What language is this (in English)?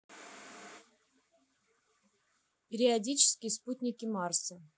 Russian